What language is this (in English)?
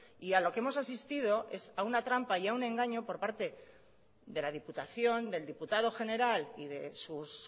Spanish